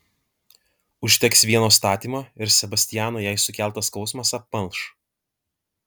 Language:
Lithuanian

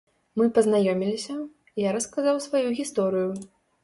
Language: Belarusian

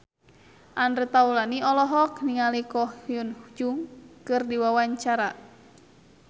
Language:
Sundanese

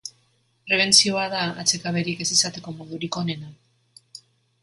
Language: Basque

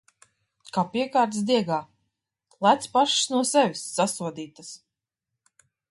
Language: Latvian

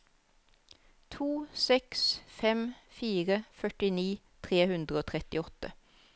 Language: Norwegian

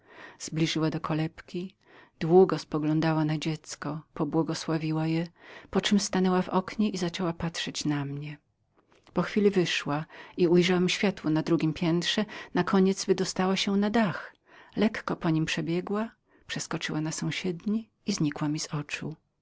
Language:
Polish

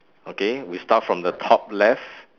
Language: English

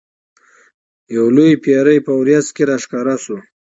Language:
Pashto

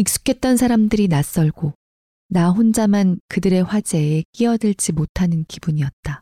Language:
Korean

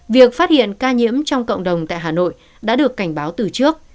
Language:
Vietnamese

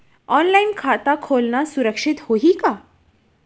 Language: Chhattisgarhi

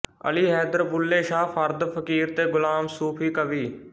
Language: Punjabi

